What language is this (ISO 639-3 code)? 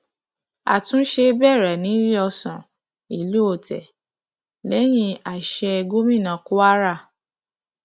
yor